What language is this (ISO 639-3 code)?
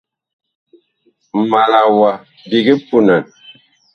bkh